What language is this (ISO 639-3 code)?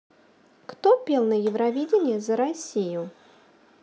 rus